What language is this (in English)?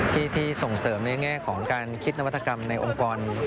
Thai